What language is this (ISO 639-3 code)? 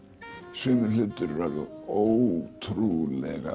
isl